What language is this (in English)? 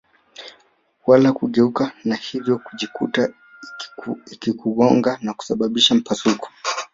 Swahili